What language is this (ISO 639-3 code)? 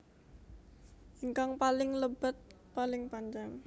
jav